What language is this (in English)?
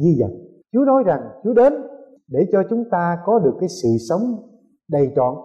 Vietnamese